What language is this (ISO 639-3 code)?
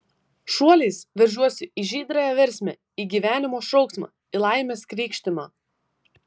lit